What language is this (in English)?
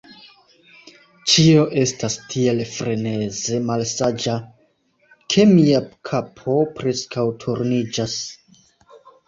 Esperanto